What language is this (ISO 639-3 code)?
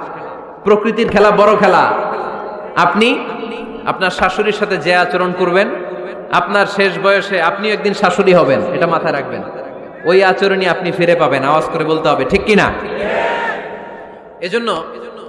ben